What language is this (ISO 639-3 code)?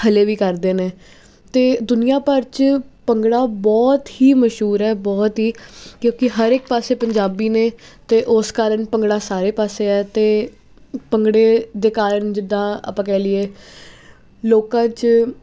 pan